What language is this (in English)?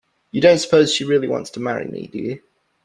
English